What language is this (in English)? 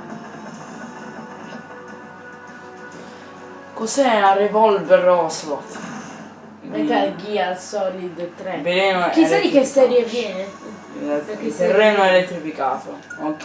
Italian